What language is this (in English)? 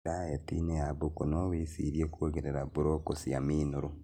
Kikuyu